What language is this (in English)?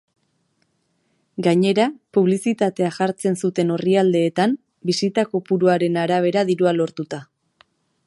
Basque